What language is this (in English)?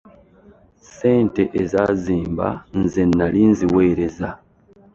Ganda